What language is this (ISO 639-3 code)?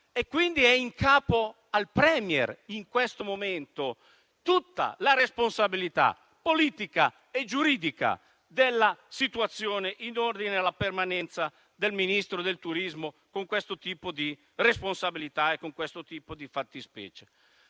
ita